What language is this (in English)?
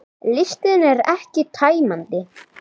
Icelandic